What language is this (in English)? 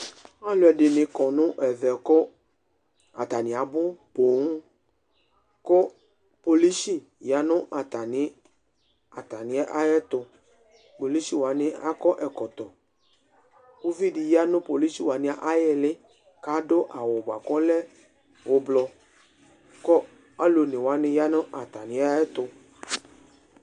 Ikposo